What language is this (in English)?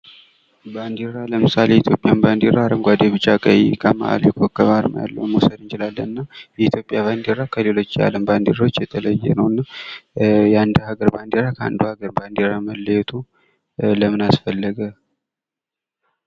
Amharic